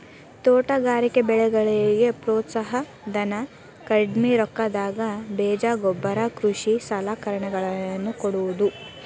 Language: Kannada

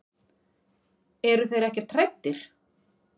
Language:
Icelandic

